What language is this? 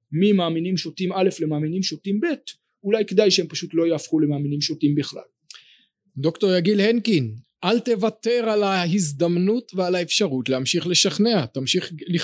Hebrew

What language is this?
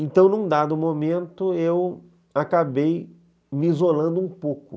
Portuguese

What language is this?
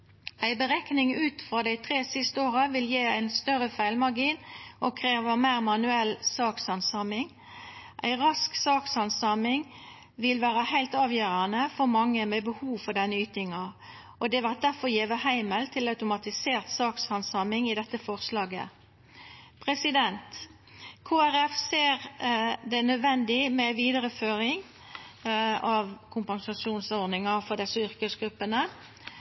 Norwegian Nynorsk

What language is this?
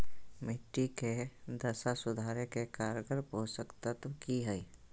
Magahi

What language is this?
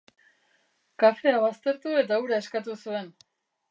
Basque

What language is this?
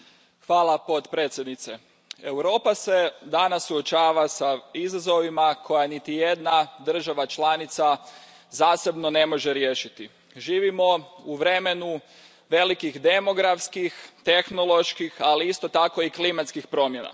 Croatian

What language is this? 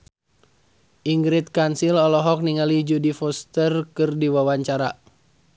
Sundanese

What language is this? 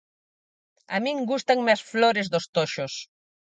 Galician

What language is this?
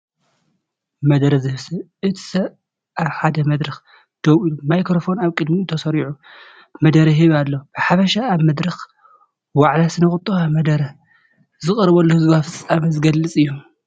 Tigrinya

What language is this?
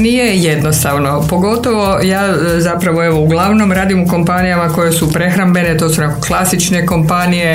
Croatian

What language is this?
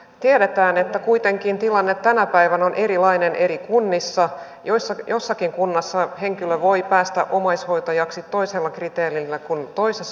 Finnish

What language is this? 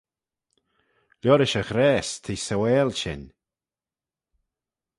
Manx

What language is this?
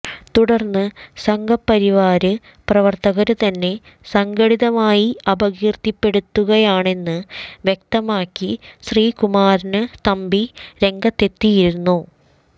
Malayalam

